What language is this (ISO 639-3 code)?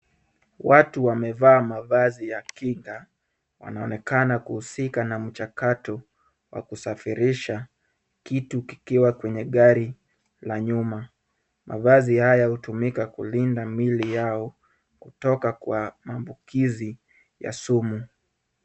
swa